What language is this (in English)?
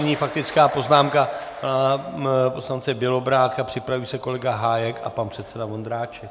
Czech